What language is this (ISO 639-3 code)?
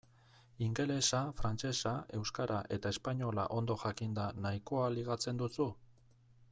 eus